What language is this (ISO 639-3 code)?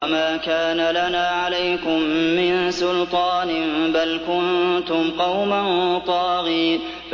ara